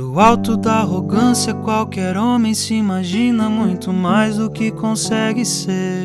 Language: Portuguese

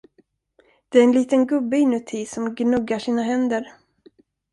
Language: Swedish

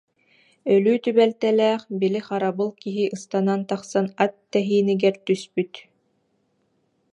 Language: Yakut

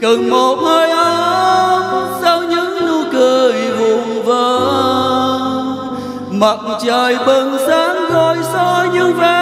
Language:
Vietnamese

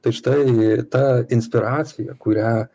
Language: Lithuanian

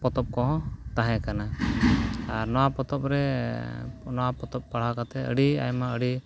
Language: Santali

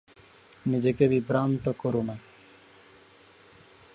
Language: Bangla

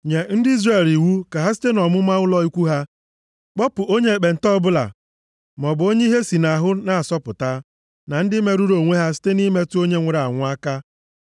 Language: Igbo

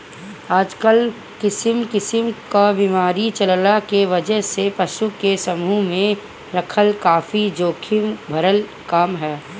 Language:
Bhojpuri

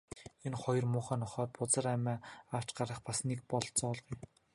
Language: Mongolian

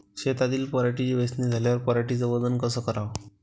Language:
Marathi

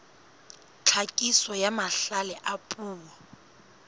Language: Southern Sotho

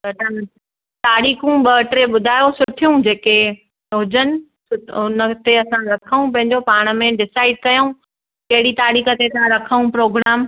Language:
Sindhi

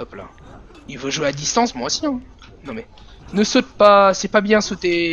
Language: French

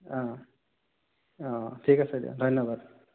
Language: Assamese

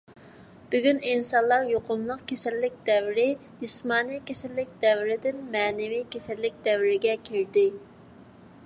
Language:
Uyghur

